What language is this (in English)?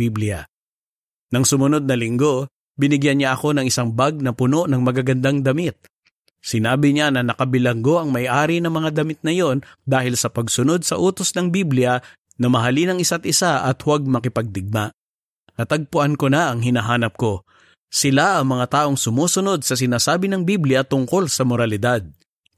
Filipino